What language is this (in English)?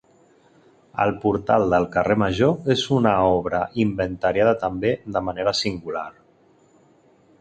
Catalan